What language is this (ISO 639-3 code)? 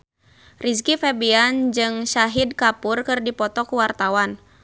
sun